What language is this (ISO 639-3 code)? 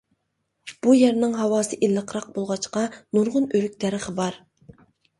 uig